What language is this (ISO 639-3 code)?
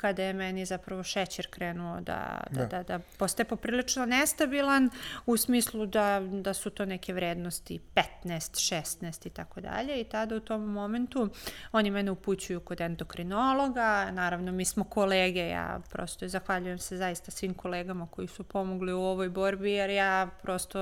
hrv